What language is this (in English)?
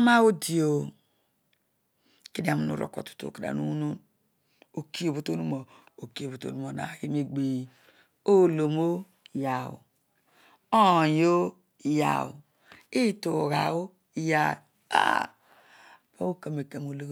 Odual